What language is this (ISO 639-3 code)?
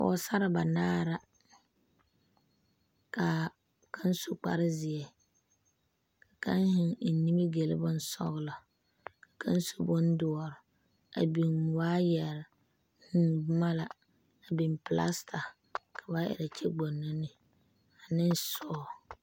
dga